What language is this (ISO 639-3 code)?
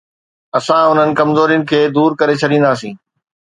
snd